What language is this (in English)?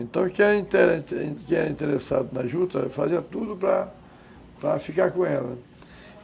Portuguese